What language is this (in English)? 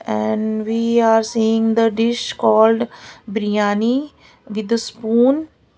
English